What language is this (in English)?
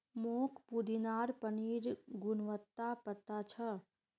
Magahi